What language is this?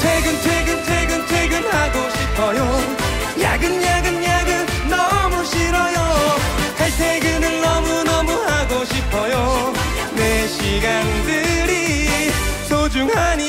Korean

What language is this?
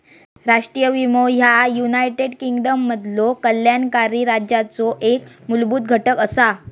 Marathi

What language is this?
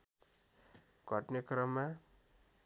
Nepali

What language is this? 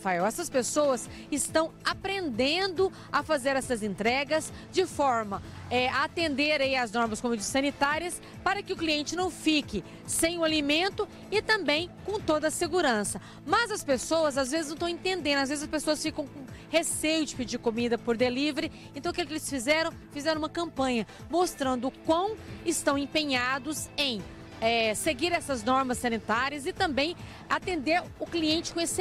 Portuguese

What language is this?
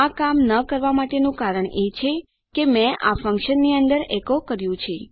Gujarati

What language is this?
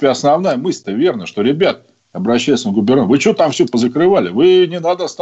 Russian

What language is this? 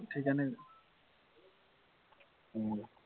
Assamese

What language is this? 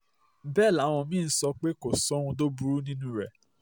Yoruba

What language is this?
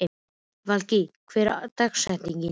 Icelandic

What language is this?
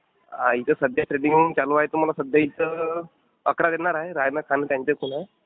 Marathi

